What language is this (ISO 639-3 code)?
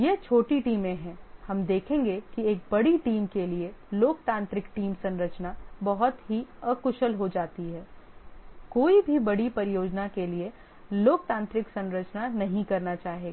hin